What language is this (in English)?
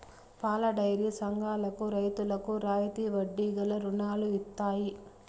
Telugu